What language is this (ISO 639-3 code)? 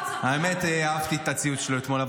heb